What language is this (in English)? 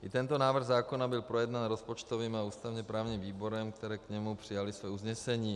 Czech